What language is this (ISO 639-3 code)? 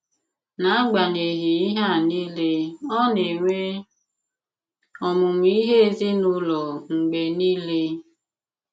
ibo